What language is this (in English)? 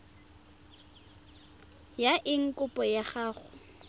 Tswana